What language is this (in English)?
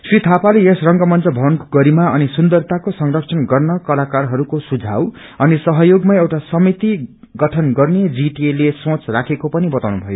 Nepali